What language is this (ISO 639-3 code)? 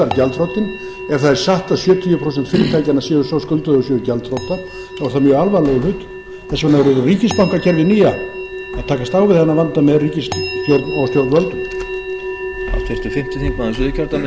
isl